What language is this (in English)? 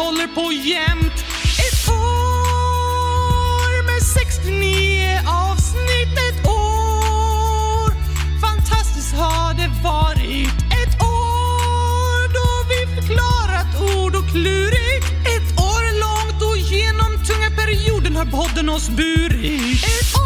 Swedish